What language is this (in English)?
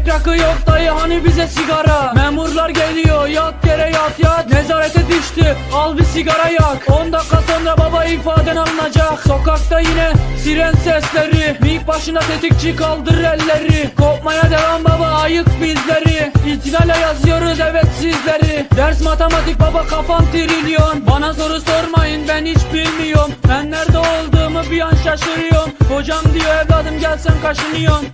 Turkish